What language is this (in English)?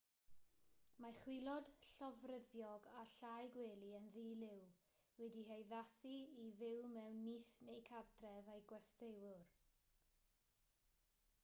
Welsh